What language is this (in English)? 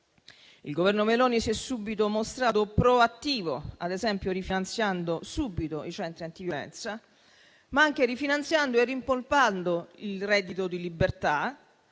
Italian